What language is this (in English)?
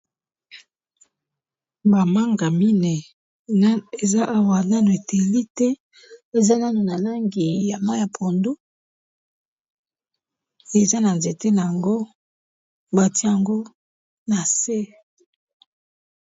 Lingala